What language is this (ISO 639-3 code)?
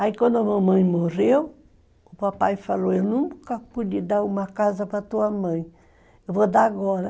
por